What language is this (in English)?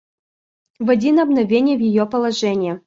Russian